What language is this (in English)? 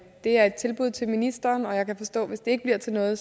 Danish